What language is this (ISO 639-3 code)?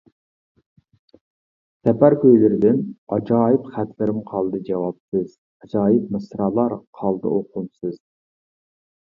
uig